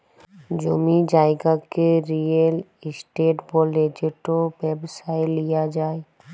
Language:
Bangla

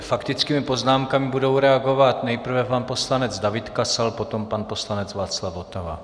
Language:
Czech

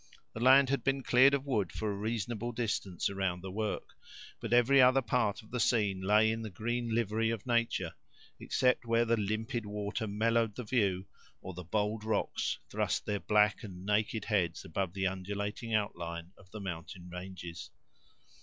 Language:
English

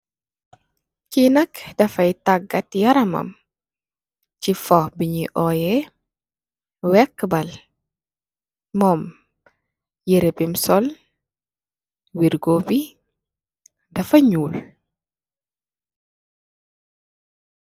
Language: Wolof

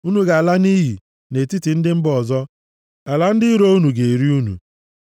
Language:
Igbo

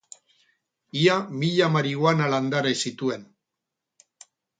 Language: Basque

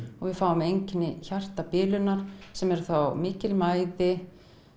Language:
Icelandic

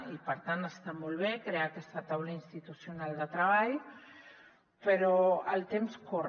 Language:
Catalan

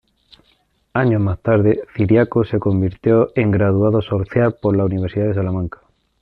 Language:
Spanish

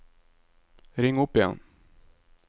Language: Norwegian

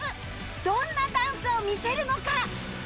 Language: Japanese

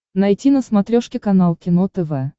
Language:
Russian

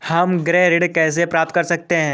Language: Hindi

